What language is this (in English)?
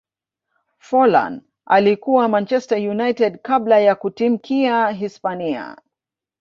Swahili